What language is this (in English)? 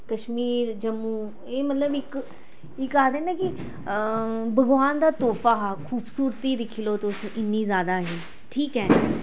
Dogri